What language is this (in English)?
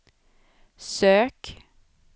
Swedish